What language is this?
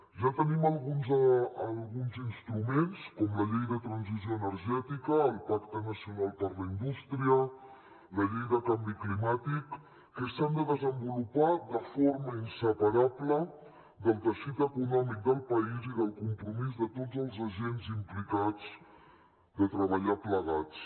Catalan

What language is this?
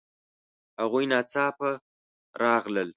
Pashto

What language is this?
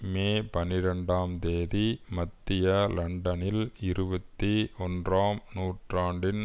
Tamil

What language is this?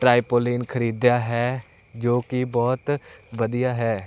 Punjabi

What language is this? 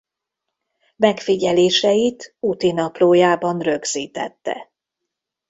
Hungarian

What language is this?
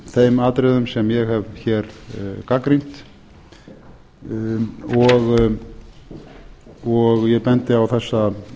Icelandic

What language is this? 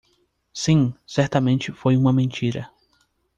Portuguese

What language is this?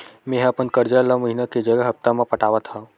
Chhattisgarhi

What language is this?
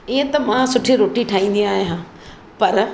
Sindhi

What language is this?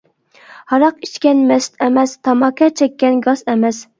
Uyghur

